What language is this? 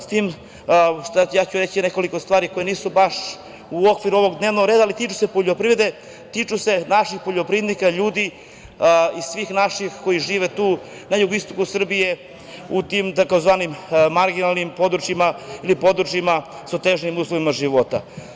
Serbian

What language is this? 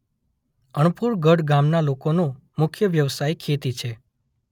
Gujarati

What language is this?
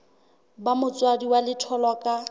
Southern Sotho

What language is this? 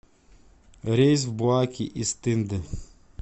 Russian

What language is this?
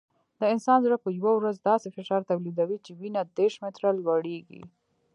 Pashto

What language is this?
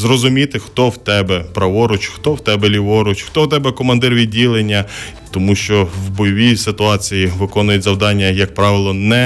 Ukrainian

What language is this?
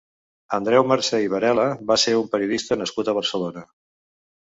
Catalan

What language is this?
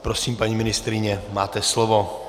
Czech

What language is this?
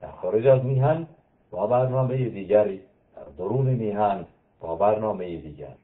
Persian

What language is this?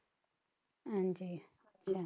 Punjabi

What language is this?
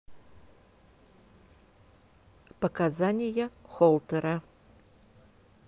Russian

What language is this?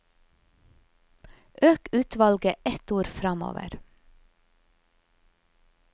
Norwegian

